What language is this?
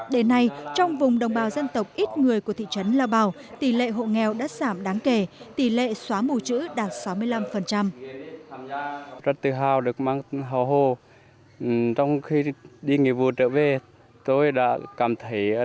Vietnamese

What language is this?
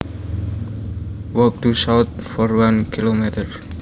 Javanese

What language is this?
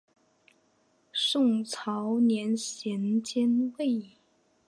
Chinese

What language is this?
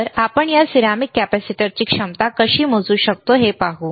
Marathi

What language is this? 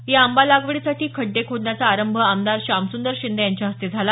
Marathi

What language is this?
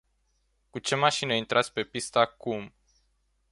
Romanian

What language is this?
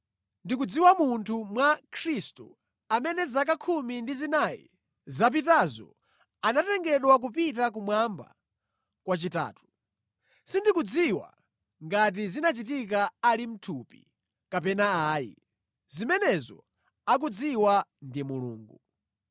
Nyanja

